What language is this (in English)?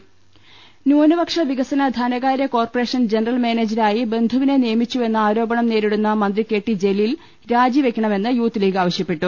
Malayalam